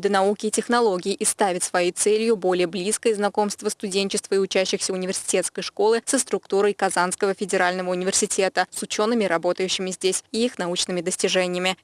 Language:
Russian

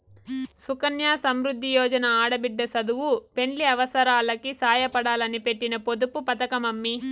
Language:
Telugu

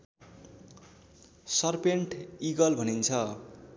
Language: Nepali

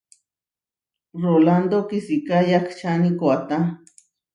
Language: Huarijio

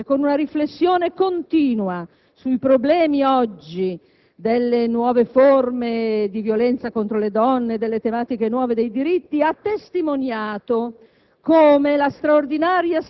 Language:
Italian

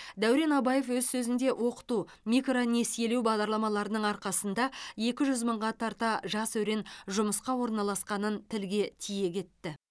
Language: Kazakh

